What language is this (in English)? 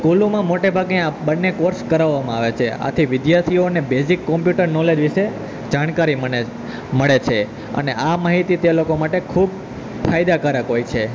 Gujarati